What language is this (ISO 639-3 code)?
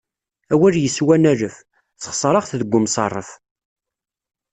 kab